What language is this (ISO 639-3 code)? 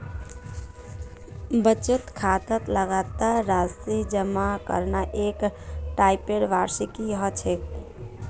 mag